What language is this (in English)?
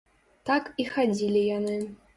Belarusian